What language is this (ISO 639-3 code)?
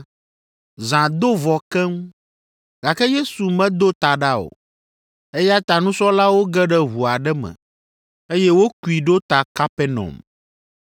ewe